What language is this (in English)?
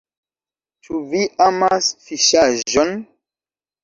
Esperanto